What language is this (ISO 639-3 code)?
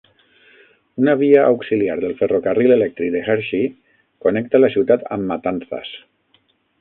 cat